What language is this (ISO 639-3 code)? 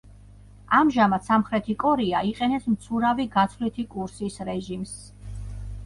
kat